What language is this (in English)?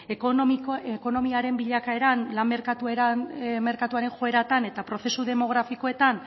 Basque